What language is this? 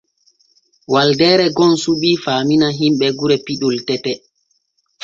Borgu Fulfulde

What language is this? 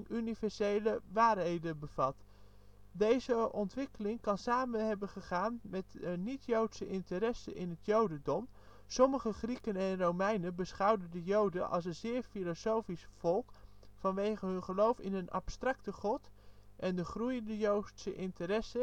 Dutch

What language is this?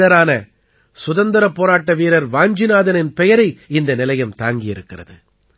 Tamil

